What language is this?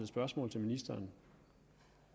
Danish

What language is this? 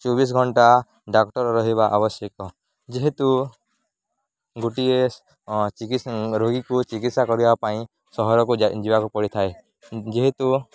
Odia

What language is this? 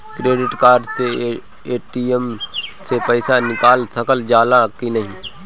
Bhojpuri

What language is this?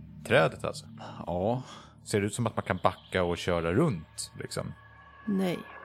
Swedish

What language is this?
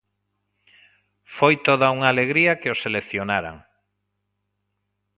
Galician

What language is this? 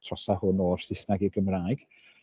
Welsh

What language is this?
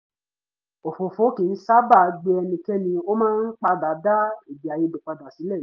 Yoruba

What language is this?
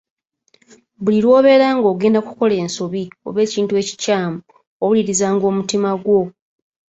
Ganda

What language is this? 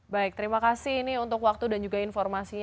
Indonesian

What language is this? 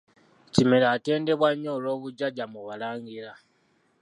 Ganda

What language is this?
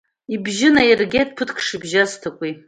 Abkhazian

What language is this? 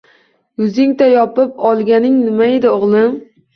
Uzbek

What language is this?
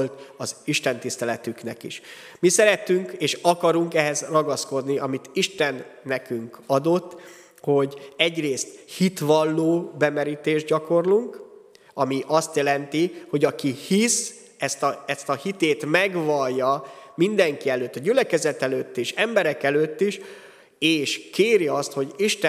Hungarian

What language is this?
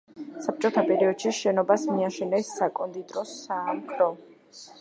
Georgian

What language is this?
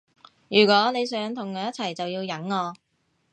Cantonese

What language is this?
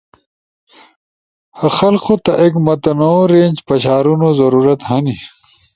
Ushojo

